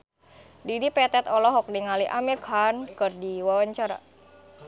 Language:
Sundanese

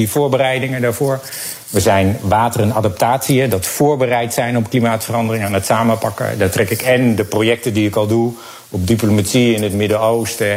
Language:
Dutch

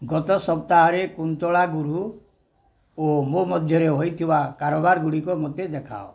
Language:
Odia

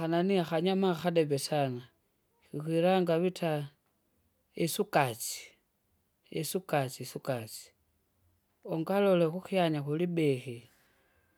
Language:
Kinga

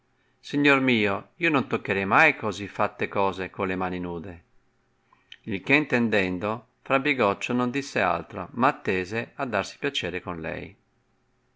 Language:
Italian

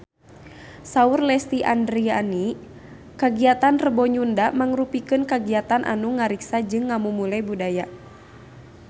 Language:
Sundanese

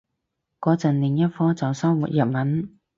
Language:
Cantonese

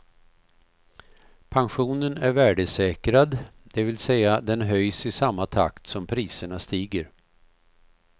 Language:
Swedish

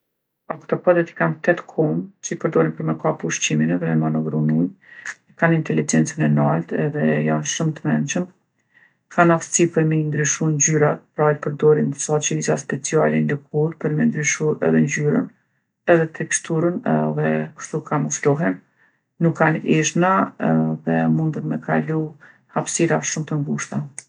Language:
Gheg Albanian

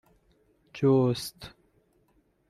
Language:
Persian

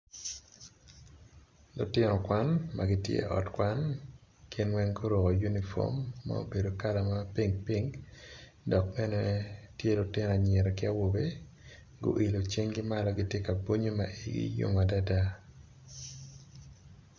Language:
Acoli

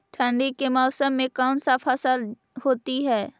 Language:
Magahi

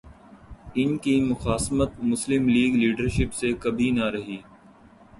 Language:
Urdu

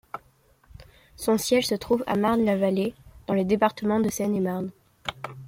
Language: French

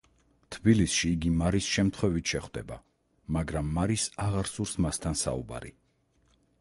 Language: Georgian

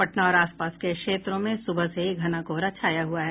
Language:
Hindi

